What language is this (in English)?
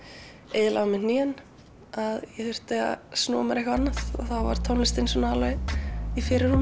Icelandic